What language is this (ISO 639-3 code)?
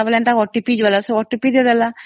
ori